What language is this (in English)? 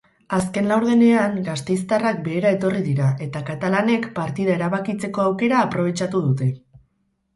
Basque